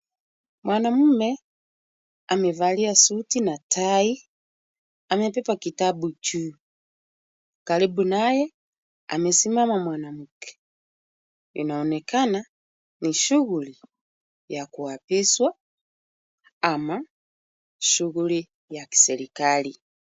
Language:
Swahili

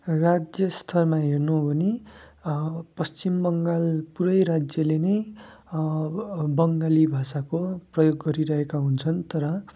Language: Nepali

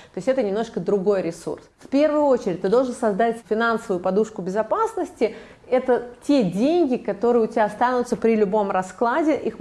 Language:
Russian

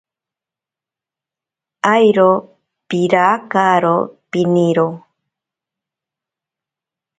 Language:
Ashéninka Perené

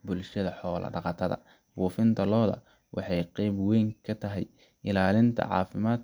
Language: Somali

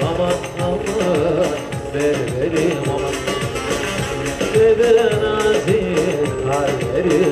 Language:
Arabic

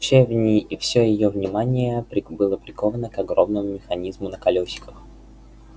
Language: Russian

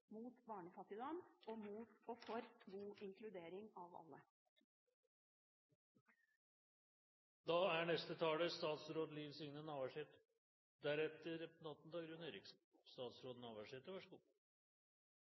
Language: Norwegian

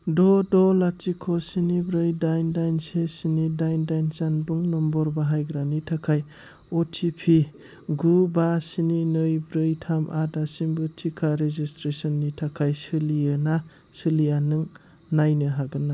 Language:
Bodo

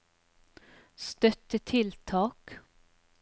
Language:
Norwegian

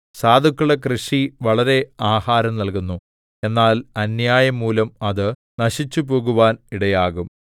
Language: Malayalam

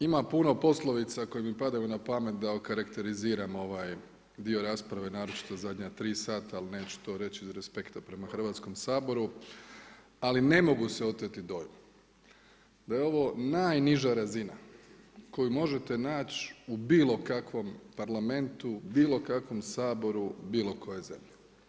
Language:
Croatian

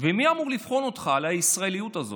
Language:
Hebrew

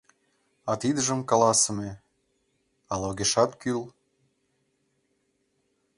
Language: Mari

